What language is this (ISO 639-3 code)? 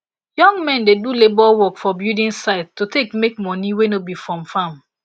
pcm